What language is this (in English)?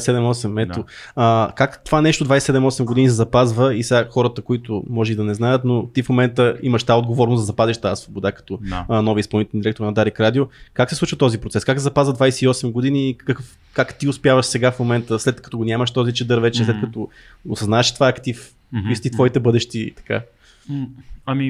Bulgarian